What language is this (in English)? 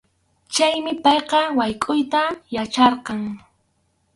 Arequipa-La Unión Quechua